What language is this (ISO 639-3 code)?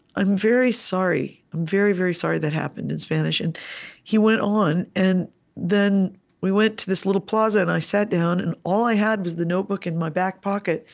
eng